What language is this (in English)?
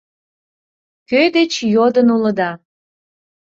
Mari